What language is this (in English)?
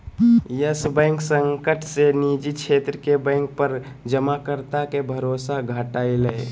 Magahi